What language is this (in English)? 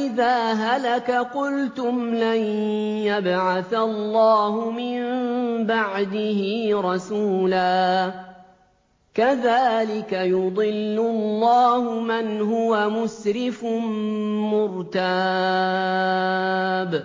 Arabic